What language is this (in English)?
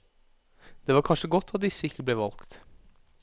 Norwegian